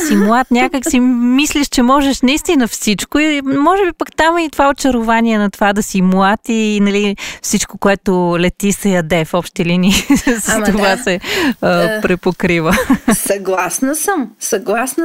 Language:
Bulgarian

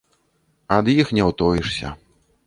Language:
Belarusian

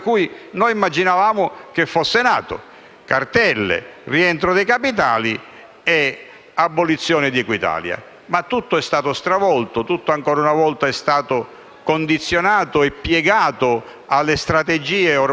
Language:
Italian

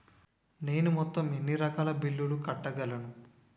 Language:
Telugu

